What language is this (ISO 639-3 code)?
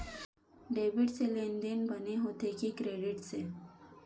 hne